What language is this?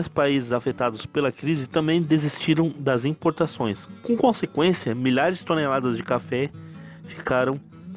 Portuguese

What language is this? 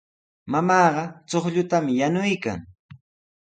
Sihuas Ancash Quechua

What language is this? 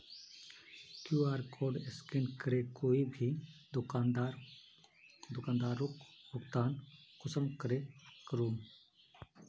Magahi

